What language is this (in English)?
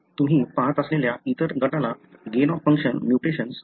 Marathi